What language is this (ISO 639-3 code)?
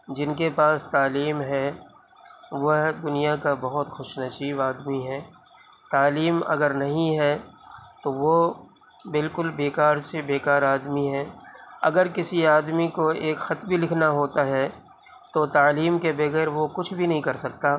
urd